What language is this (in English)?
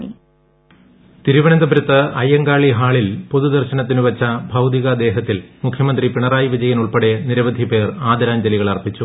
Malayalam